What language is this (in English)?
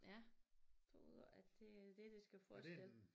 Danish